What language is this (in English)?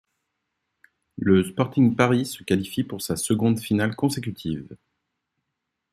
French